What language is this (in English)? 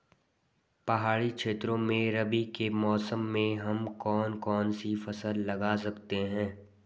Hindi